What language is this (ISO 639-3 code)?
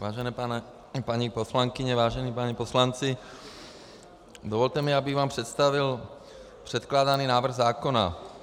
ces